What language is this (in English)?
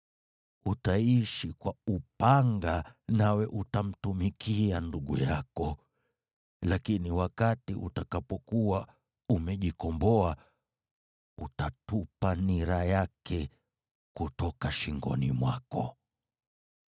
Swahili